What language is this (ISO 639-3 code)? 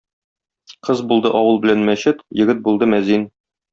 tat